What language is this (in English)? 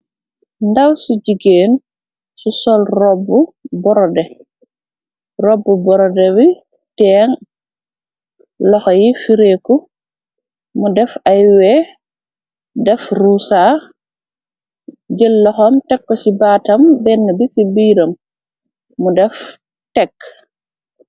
Wolof